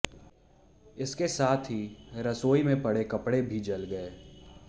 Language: Hindi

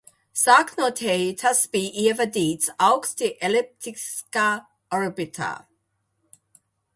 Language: Latvian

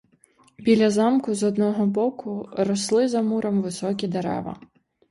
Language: Ukrainian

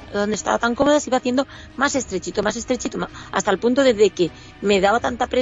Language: Spanish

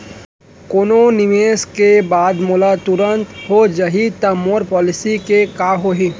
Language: Chhattisgarhi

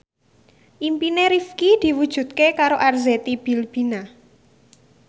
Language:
Javanese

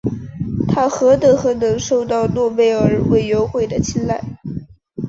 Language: Chinese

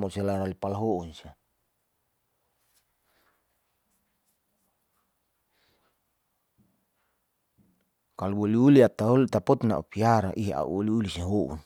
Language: Saleman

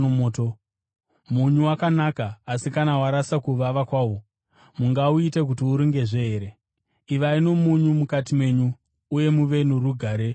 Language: Shona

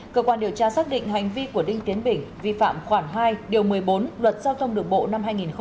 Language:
Vietnamese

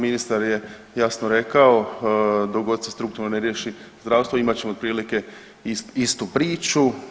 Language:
Croatian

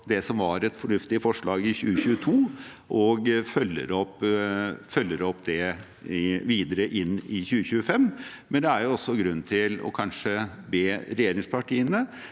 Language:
Norwegian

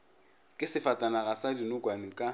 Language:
Northern Sotho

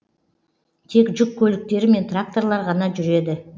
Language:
Kazakh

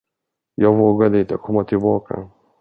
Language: Swedish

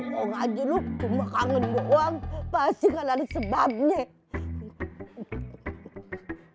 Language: Indonesian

